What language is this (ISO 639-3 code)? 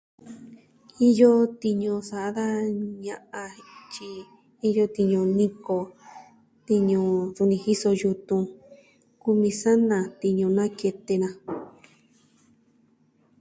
meh